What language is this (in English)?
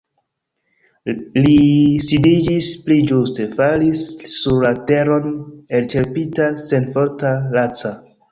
Esperanto